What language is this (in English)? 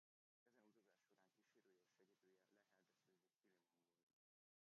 Hungarian